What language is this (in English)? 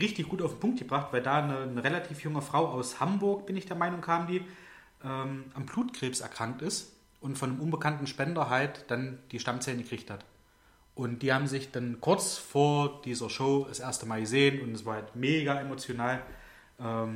German